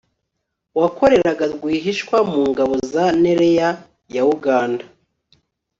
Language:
Kinyarwanda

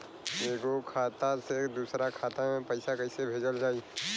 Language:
Bhojpuri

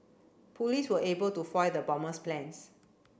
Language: English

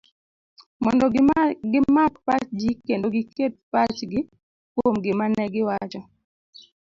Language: Luo (Kenya and Tanzania)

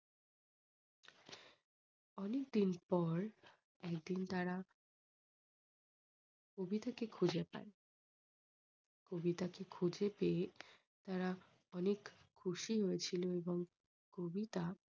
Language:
Bangla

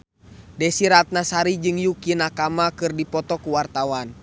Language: Sundanese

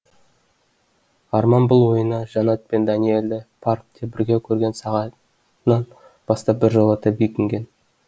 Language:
Kazakh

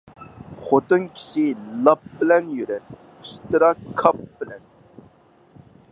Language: Uyghur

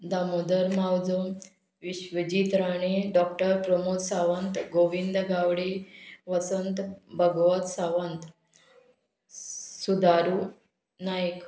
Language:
Konkani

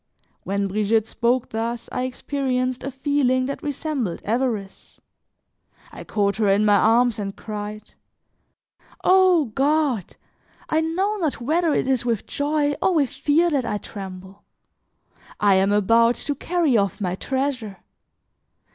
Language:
English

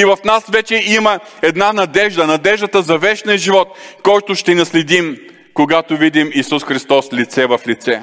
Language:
Bulgarian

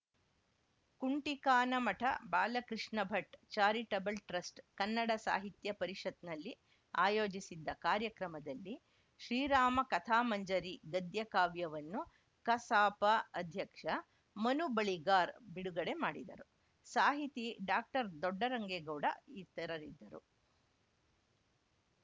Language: Kannada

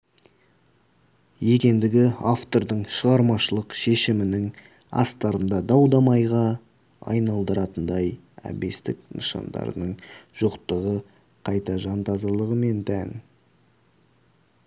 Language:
Kazakh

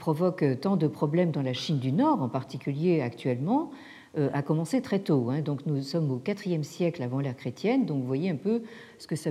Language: French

